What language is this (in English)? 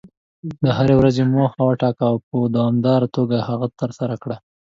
Pashto